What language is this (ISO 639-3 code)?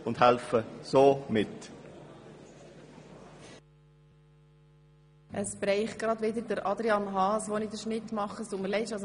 gsw